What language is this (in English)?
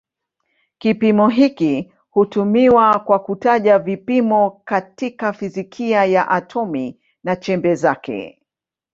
Swahili